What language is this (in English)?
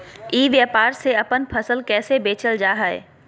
Magahi